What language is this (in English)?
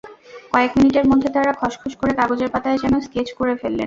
Bangla